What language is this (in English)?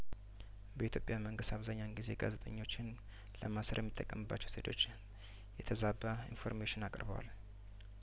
Amharic